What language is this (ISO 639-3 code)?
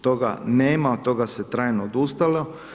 hrv